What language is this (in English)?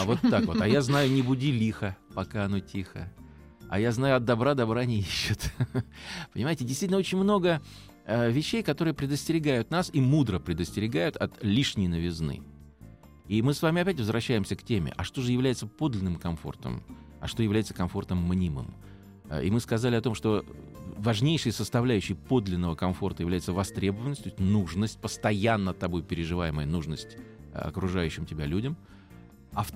Russian